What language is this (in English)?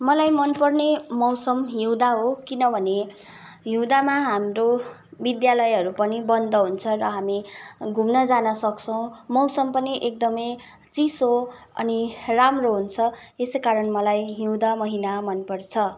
Nepali